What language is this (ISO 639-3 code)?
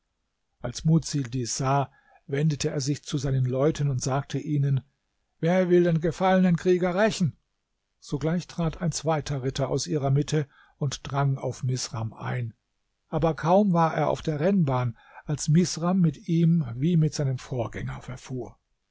deu